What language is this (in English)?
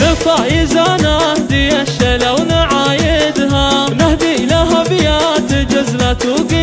Arabic